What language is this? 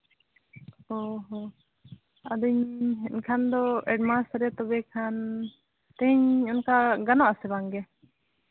Santali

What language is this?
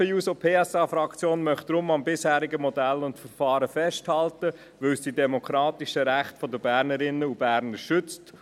Swiss German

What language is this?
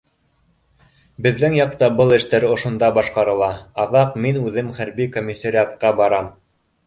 Bashkir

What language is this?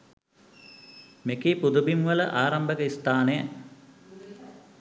Sinhala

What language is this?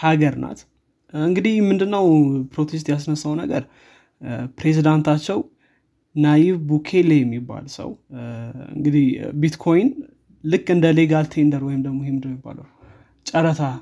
Amharic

